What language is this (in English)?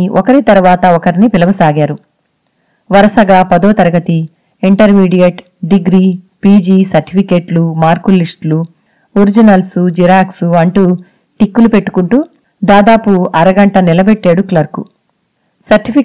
Telugu